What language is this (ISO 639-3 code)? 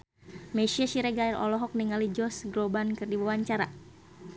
sun